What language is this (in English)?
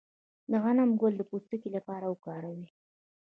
Pashto